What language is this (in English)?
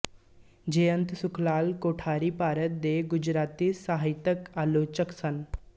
Punjabi